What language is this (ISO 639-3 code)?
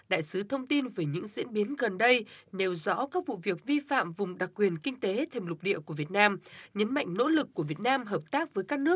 vie